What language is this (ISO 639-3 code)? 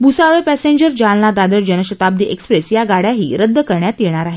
mar